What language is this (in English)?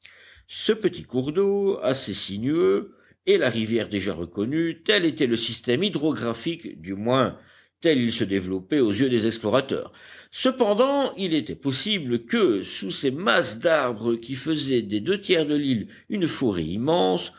French